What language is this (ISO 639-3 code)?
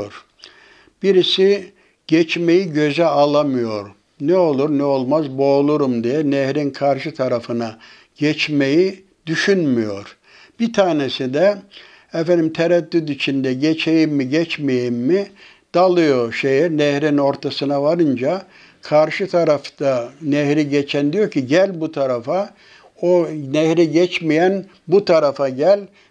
tur